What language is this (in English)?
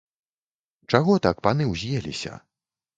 Belarusian